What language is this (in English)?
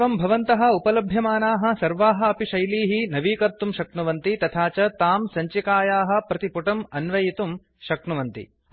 Sanskrit